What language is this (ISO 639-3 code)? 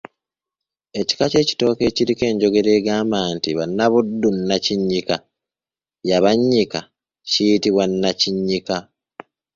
lug